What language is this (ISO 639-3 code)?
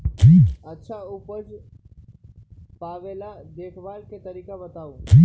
mag